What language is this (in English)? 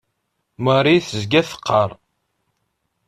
Kabyle